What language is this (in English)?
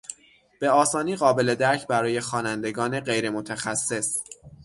Persian